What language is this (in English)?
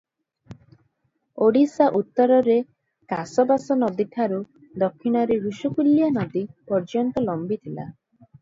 Odia